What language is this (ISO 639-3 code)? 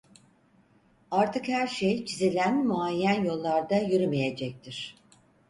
tur